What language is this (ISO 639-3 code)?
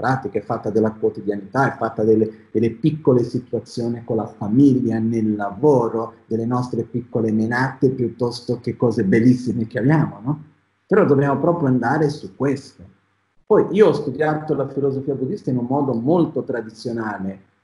ita